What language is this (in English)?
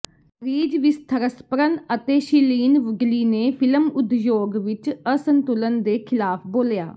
Punjabi